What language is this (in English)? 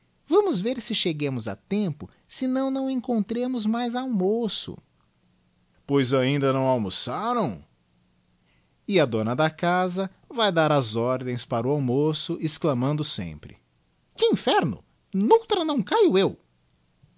Portuguese